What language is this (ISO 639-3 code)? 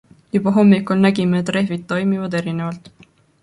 est